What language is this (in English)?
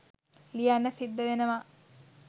Sinhala